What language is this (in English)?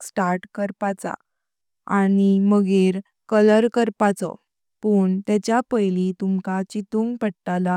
Konkani